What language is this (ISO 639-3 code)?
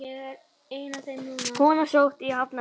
isl